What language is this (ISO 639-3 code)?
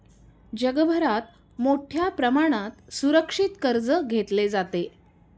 mar